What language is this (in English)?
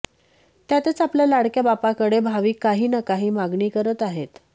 Marathi